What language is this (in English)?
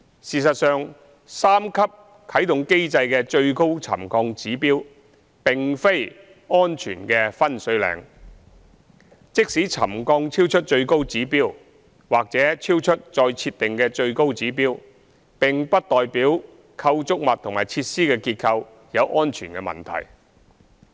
Cantonese